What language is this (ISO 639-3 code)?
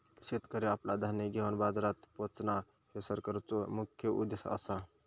mar